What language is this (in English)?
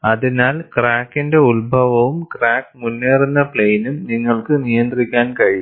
Malayalam